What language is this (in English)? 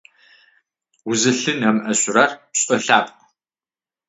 Adyghe